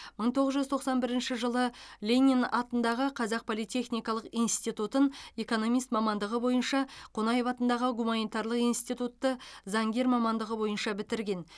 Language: Kazakh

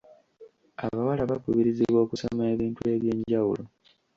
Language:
Ganda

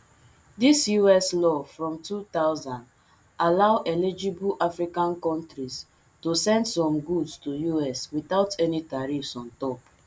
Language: Nigerian Pidgin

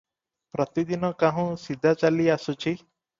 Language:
Odia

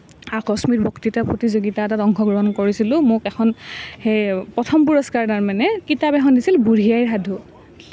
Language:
Assamese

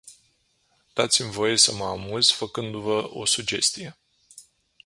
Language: Romanian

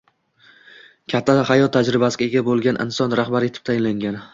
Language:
Uzbek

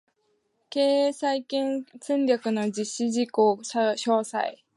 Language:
Japanese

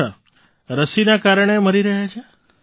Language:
Gujarati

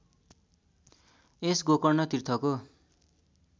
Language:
Nepali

